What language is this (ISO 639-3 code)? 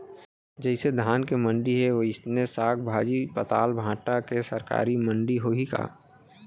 hne